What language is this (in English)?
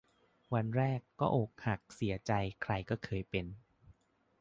Thai